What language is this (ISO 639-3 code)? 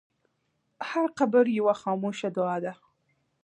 pus